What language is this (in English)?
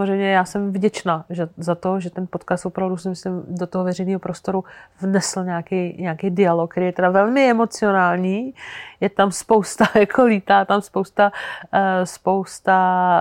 Czech